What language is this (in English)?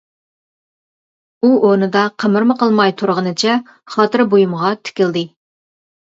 Uyghur